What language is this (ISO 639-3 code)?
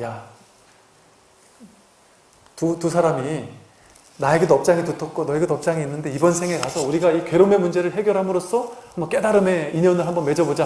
kor